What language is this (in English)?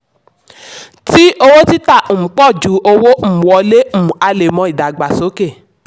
Yoruba